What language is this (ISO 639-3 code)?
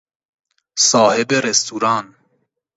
fas